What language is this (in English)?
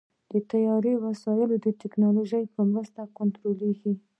Pashto